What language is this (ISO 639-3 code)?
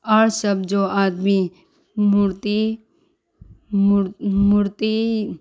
urd